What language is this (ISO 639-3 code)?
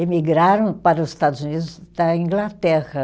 por